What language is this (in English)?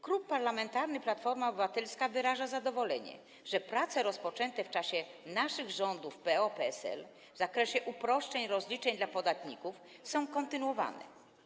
Polish